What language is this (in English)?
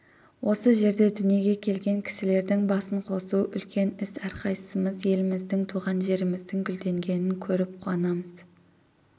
Kazakh